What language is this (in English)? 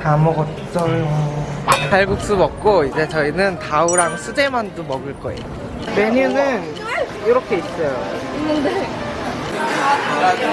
Korean